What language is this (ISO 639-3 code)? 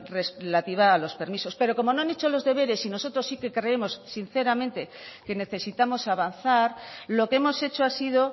spa